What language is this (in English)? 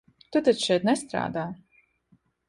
Latvian